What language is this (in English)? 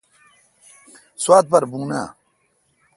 Kalkoti